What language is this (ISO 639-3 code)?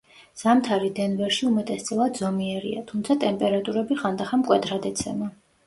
kat